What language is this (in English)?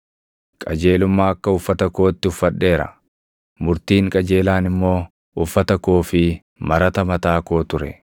Oromo